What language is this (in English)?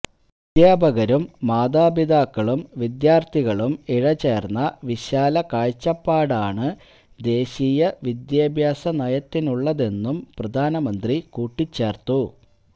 Malayalam